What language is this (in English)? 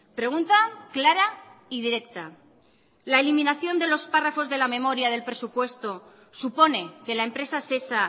Spanish